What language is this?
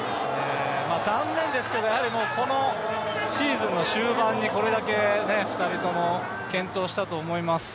Japanese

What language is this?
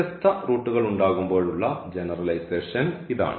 Malayalam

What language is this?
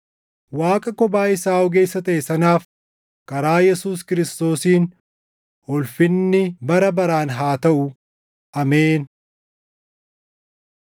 Oromo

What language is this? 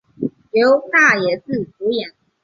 Chinese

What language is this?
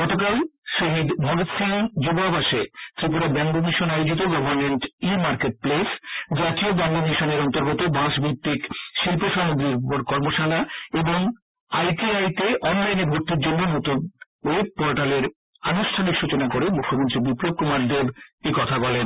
Bangla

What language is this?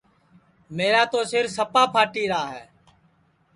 Sansi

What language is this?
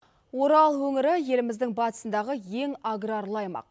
Kazakh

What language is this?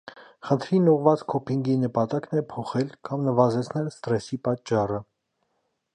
Armenian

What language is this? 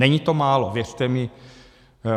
Czech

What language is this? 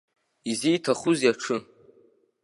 Abkhazian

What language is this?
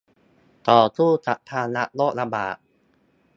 Thai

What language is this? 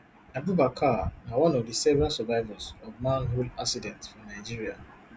Nigerian Pidgin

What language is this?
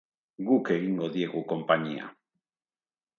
Basque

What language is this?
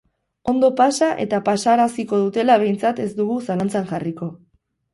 Basque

